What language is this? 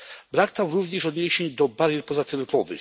Polish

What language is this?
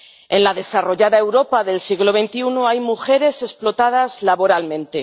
Spanish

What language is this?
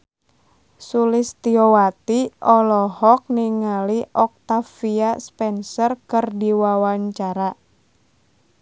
Sundanese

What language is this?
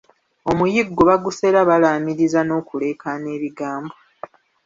Ganda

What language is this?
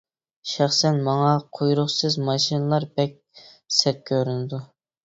Uyghur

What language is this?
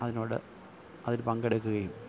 Malayalam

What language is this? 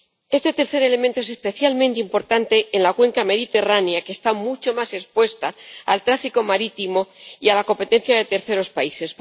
Spanish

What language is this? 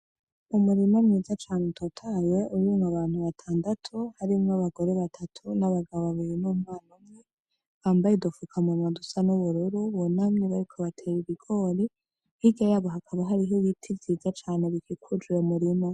Rundi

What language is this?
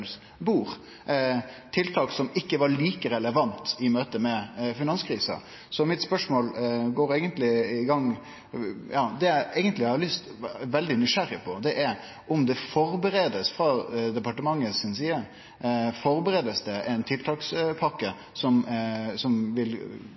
Norwegian Nynorsk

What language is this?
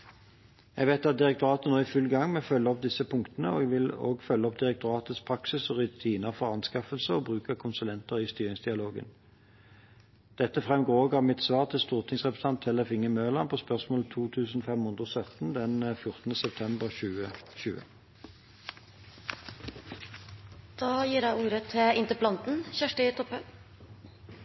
Norwegian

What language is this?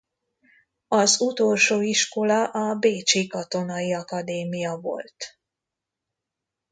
Hungarian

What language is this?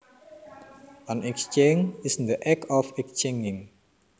Javanese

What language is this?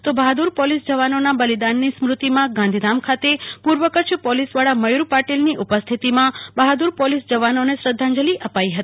Gujarati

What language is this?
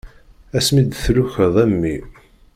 Kabyle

